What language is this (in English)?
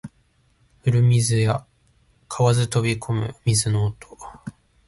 Japanese